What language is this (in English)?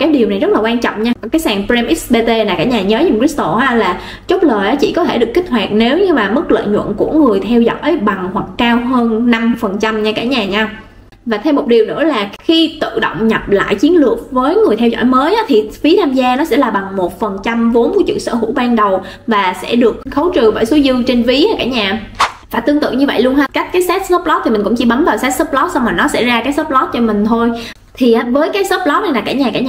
Vietnamese